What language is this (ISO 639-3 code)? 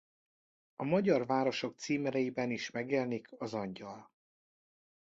hun